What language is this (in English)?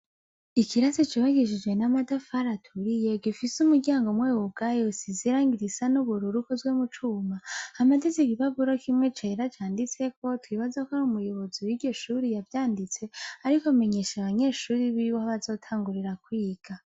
Rundi